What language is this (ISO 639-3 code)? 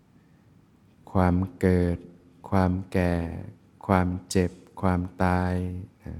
tha